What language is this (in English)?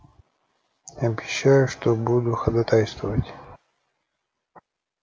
Russian